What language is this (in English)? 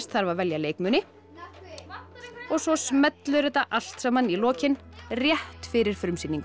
Icelandic